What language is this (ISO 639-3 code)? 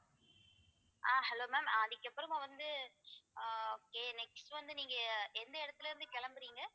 tam